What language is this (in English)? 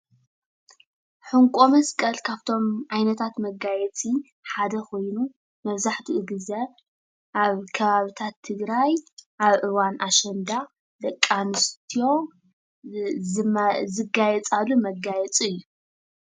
Tigrinya